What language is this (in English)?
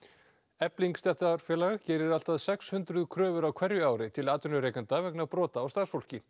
Icelandic